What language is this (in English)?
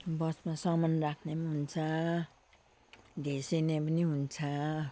Nepali